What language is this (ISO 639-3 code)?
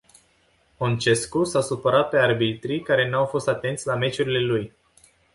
ron